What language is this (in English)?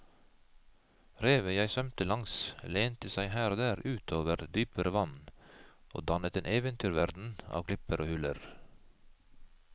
Norwegian